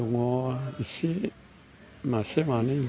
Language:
Bodo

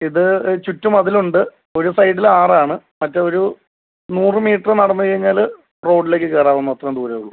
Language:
Malayalam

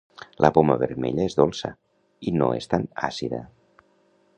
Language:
Catalan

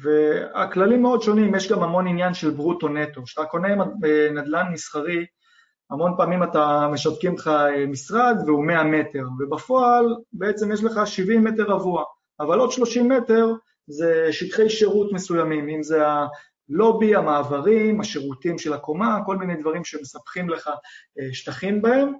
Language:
Hebrew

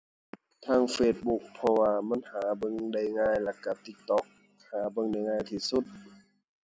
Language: Thai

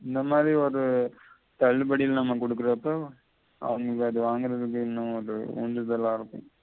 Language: Tamil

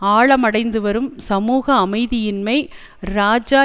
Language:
Tamil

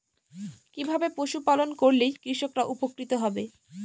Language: Bangla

